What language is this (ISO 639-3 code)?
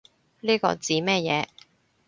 yue